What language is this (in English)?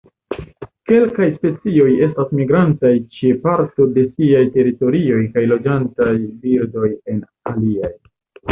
Esperanto